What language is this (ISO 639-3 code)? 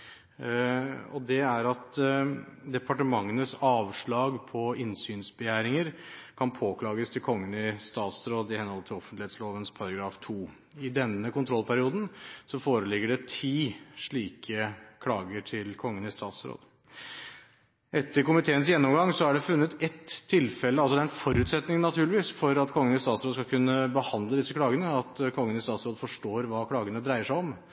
nob